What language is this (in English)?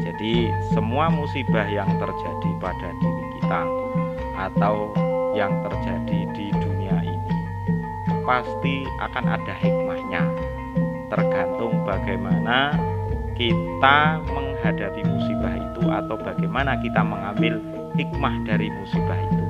Indonesian